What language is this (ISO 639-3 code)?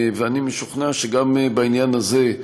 heb